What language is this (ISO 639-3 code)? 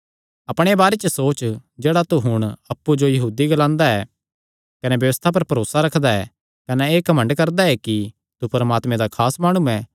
xnr